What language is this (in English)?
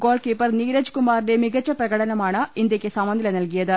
Malayalam